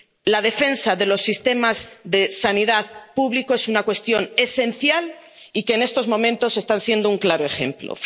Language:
Spanish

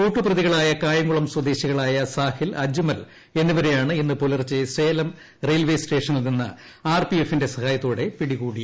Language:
Malayalam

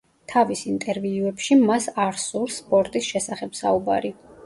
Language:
Georgian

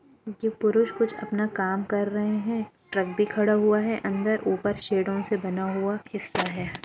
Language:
Hindi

